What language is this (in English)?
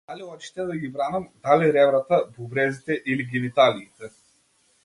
Macedonian